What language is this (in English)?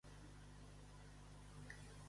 Catalan